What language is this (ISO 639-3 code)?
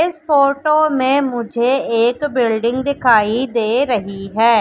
hin